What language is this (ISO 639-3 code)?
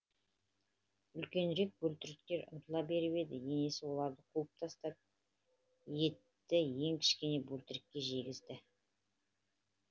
kaz